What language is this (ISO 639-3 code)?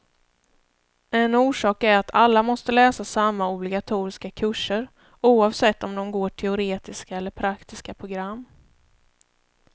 swe